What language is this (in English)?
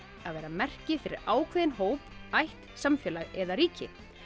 Icelandic